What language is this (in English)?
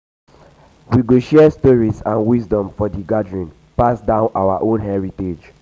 Nigerian Pidgin